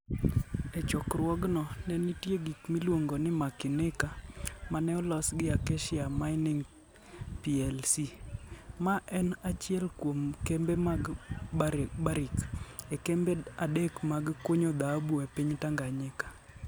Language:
Luo (Kenya and Tanzania)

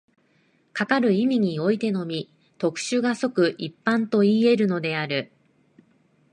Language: Japanese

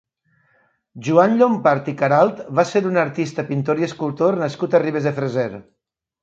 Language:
Catalan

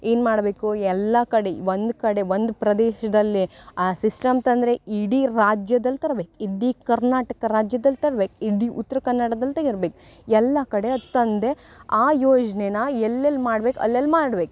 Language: Kannada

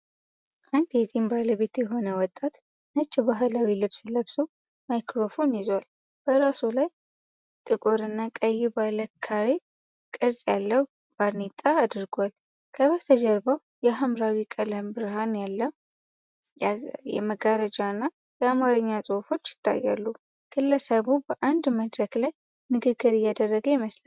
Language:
Amharic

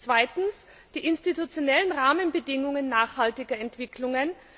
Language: German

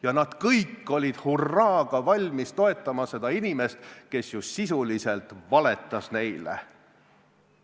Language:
Estonian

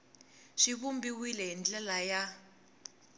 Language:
Tsonga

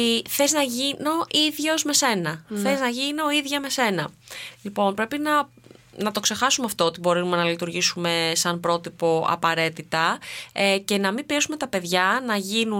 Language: Greek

